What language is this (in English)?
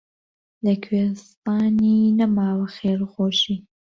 Central Kurdish